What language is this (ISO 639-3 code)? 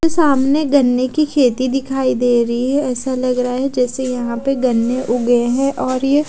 hin